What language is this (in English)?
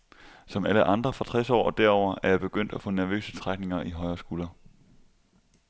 Danish